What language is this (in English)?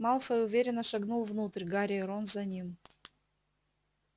Russian